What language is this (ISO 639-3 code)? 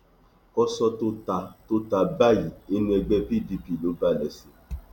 yor